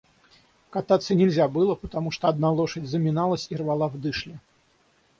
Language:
Russian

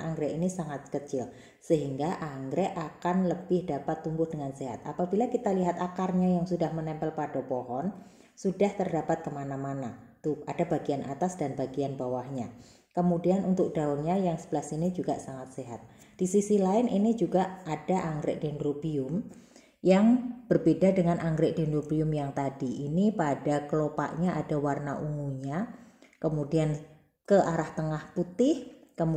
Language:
Indonesian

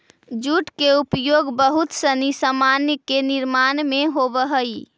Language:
Magahi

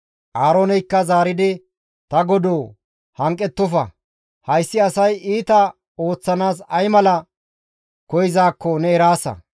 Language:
Gamo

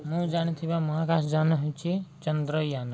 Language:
Odia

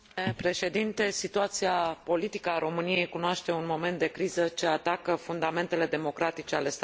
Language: Romanian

